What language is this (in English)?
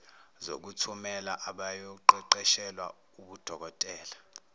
Zulu